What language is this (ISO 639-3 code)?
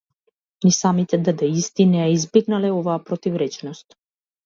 mkd